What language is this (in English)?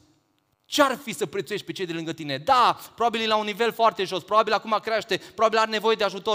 Romanian